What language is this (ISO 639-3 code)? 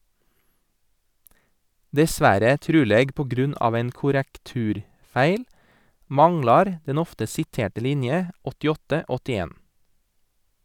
nor